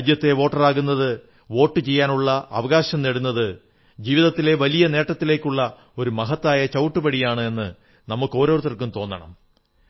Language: Malayalam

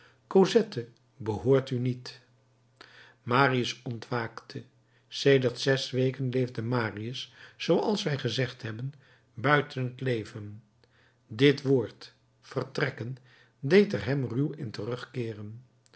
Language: Dutch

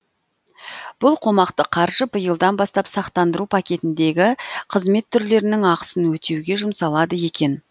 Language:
Kazakh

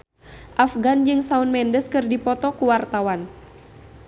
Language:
Sundanese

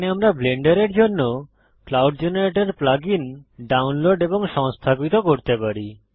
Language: Bangla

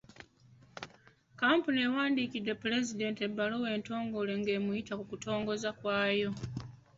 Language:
Ganda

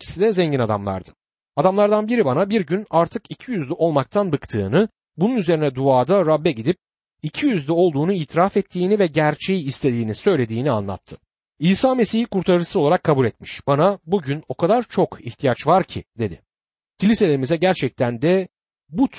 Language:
Turkish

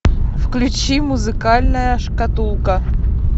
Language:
Russian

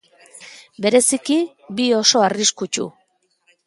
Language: Basque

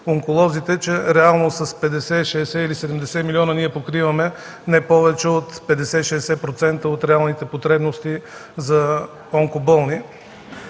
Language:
Bulgarian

